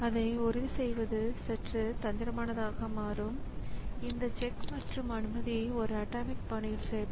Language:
Tamil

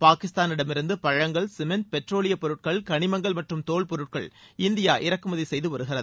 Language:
Tamil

